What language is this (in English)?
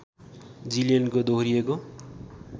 Nepali